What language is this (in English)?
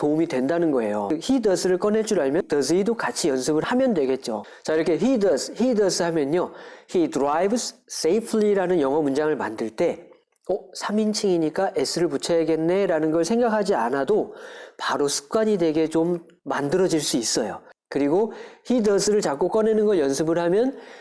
Korean